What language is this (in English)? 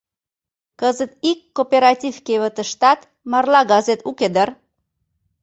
Mari